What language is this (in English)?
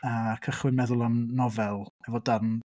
Welsh